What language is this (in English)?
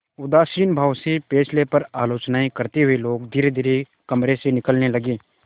Hindi